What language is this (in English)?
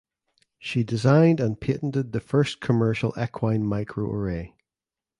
English